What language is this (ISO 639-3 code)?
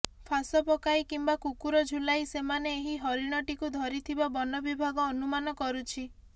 ori